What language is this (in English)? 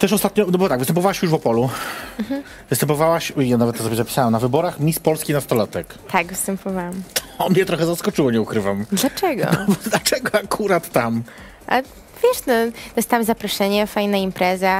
Polish